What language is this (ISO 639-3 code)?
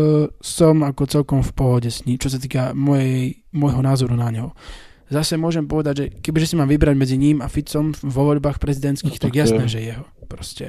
slk